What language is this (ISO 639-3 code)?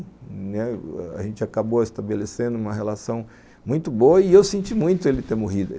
por